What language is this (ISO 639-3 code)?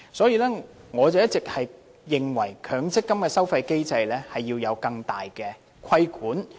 yue